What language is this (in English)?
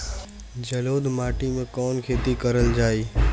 Bhojpuri